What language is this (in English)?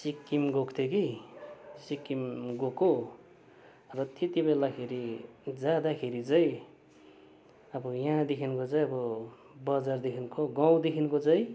Nepali